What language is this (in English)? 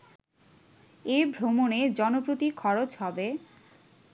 Bangla